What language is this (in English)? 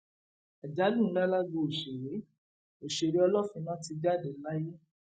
Yoruba